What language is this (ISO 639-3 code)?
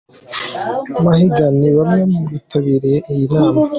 kin